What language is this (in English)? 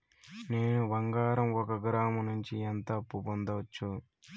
Telugu